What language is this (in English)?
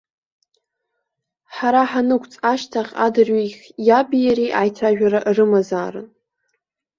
Abkhazian